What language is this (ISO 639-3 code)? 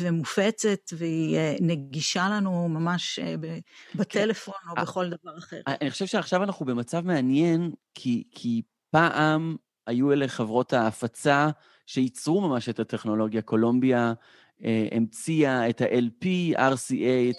heb